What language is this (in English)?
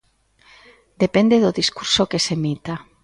Galician